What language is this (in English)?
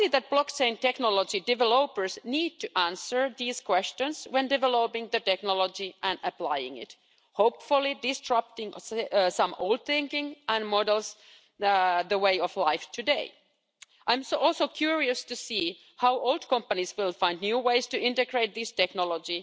English